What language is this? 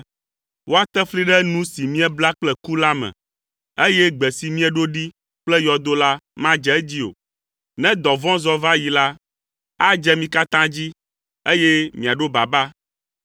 Ewe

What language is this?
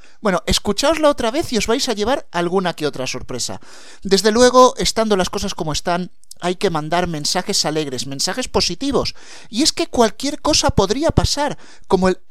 Spanish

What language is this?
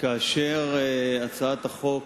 Hebrew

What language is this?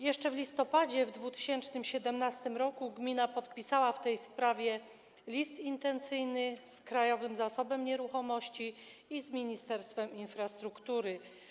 Polish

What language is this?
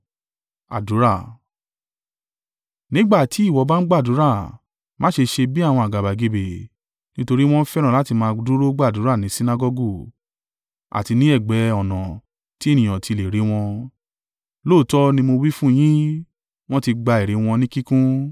Yoruba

